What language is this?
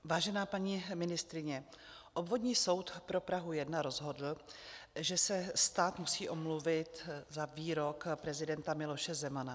Czech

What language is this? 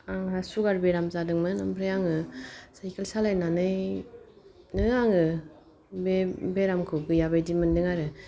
Bodo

